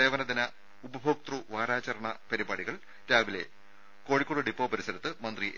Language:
Malayalam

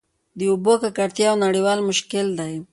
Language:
Pashto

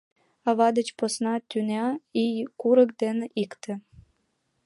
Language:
Mari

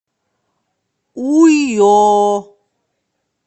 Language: Russian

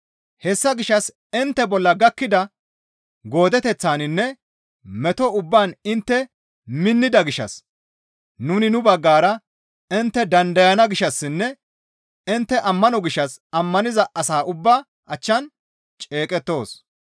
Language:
Gamo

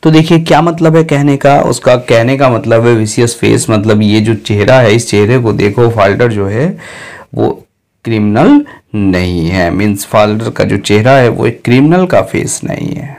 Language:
Hindi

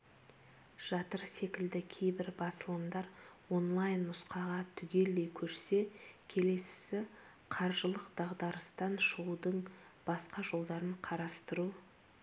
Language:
Kazakh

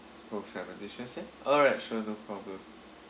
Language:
English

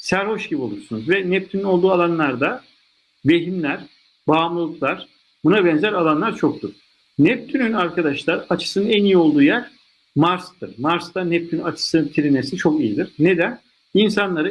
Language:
Turkish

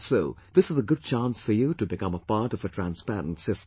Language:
English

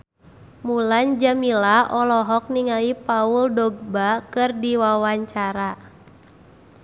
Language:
Sundanese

